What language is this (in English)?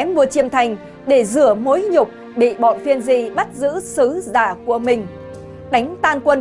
Vietnamese